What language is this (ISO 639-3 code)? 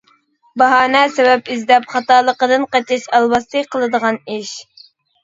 uig